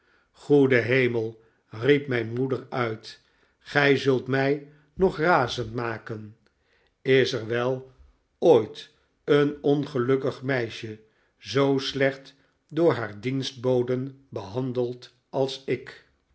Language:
Dutch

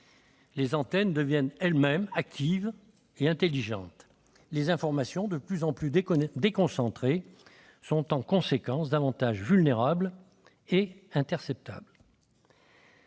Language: French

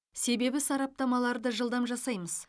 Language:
Kazakh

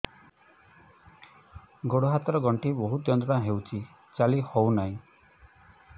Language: Odia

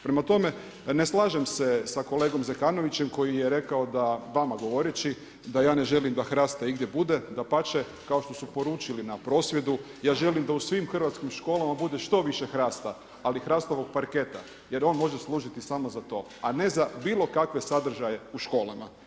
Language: Croatian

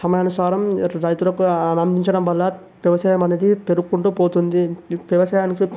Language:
Telugu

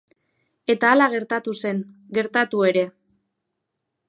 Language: Basque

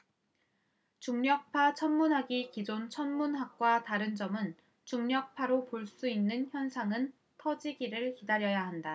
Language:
Korean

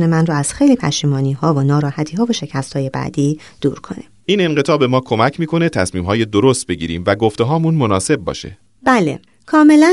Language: Persian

